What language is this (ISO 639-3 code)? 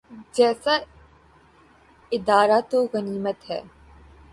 urd